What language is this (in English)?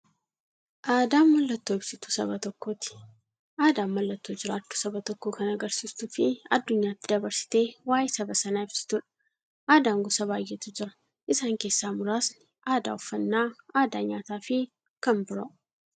Oromo